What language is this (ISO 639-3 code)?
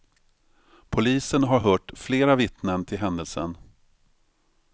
swe